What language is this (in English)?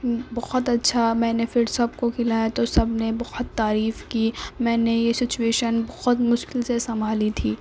Urdu